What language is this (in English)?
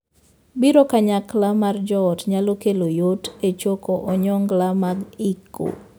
Luo (Kenya and Tanzania)